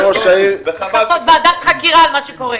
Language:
Hebrew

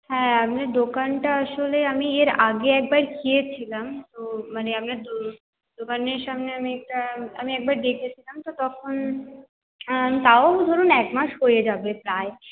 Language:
Bangla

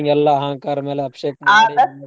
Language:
Kannada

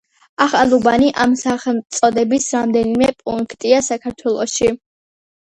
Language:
Georgian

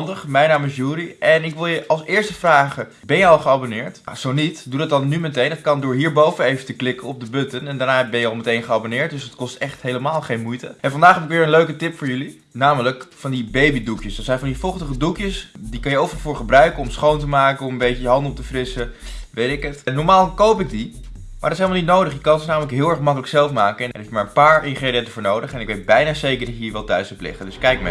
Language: Dutch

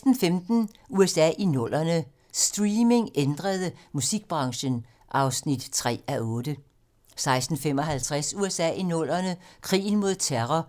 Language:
Danish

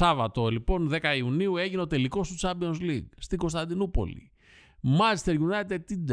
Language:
Greek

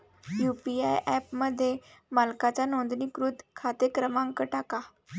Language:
Marathi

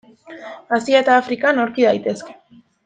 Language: Basque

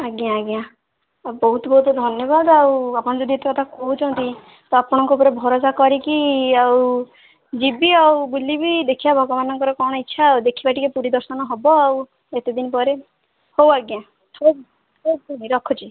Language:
Odia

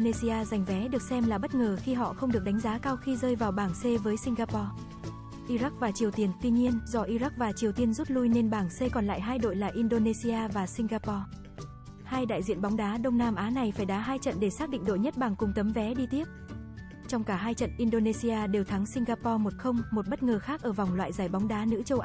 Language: Vietnamese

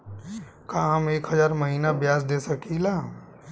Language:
Bhojpuri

